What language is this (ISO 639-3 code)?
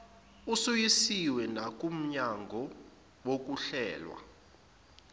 zul